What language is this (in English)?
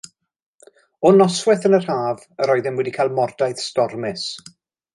Welsh